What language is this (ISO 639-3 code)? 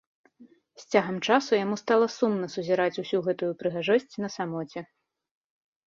bel